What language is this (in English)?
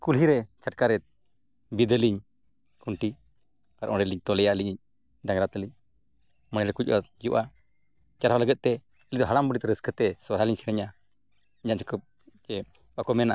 Santali